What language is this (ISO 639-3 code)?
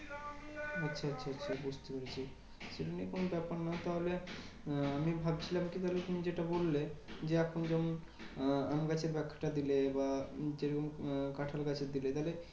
ben